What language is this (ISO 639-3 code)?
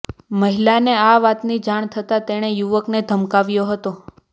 guj